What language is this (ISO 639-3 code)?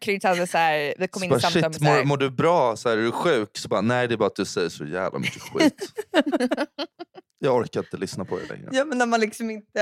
swe